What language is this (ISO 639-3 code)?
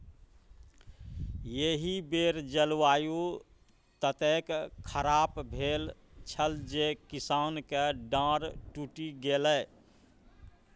mai